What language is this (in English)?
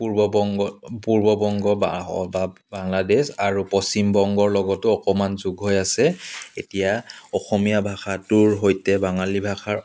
Assamese